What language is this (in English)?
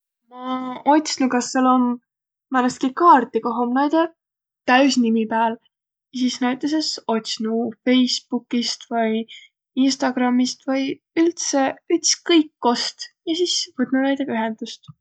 Võro